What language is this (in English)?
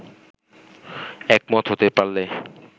Bangla